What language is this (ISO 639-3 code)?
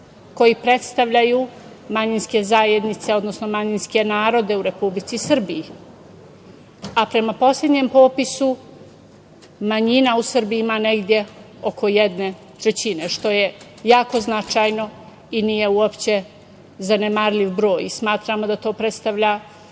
srp